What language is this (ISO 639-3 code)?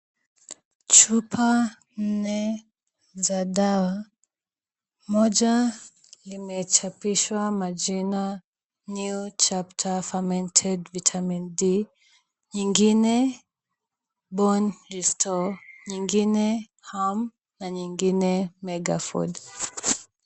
swa